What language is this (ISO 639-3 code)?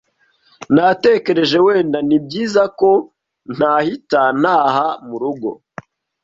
kin